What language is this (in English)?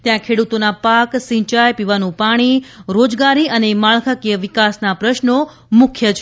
Gujarati